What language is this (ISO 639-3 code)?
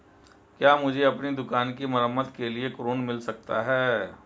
hin